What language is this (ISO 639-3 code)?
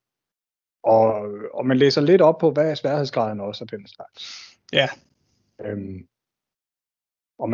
dan